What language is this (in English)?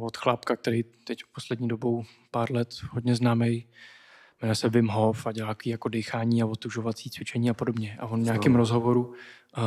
Czech